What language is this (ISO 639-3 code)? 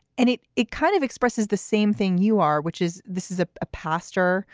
eng